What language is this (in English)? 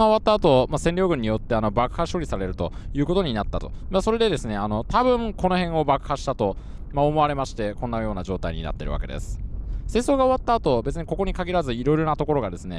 Japanese